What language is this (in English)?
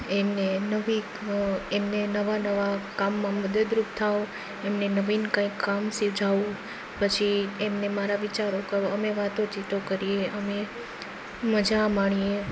Gujarati